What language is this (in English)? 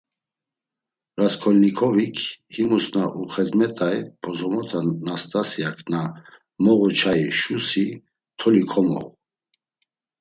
Laz